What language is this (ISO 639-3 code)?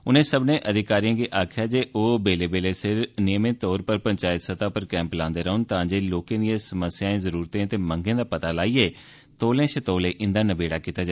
doi